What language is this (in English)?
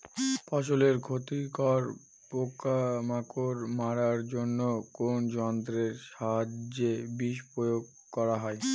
Bangla